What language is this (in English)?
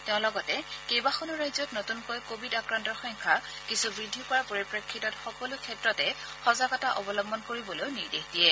Assamese